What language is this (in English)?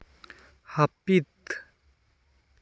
Santali